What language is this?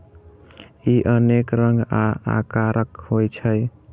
Maithili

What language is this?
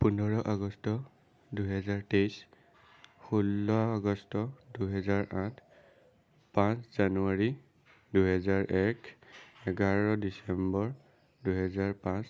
Assamese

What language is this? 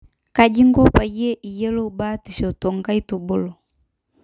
Masai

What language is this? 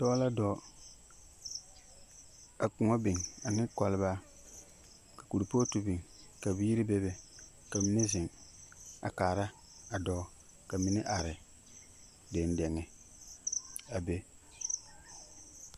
Southern Dagaare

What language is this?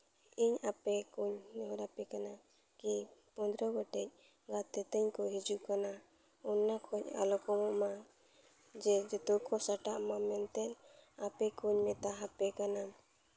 Santali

